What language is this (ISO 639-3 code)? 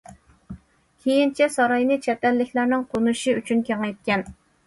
uig